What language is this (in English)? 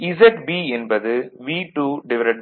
Tamil